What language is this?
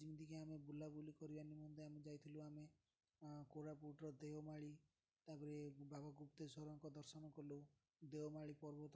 Odia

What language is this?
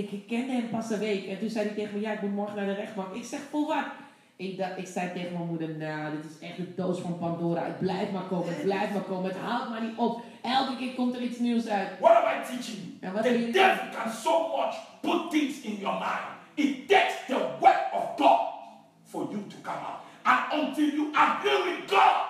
Dutch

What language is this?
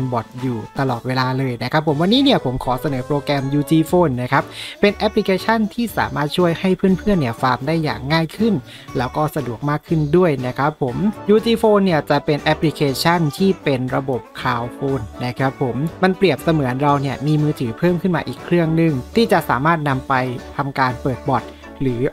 Thai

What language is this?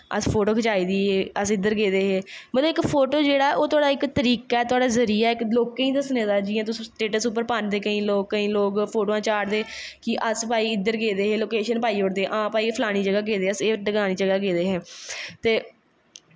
Dogri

